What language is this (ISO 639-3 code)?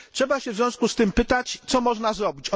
pol